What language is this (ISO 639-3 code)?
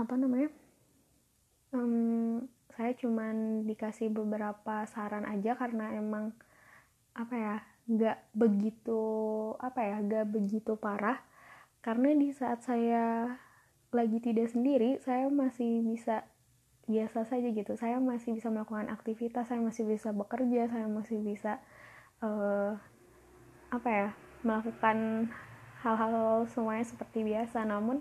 ind